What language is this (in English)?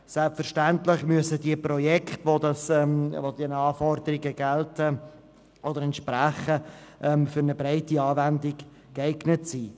Swiss German